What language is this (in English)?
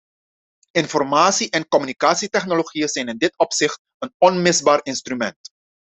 Dutch